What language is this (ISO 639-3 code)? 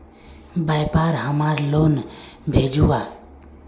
mag